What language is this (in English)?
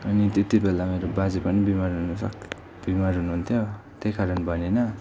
Nepali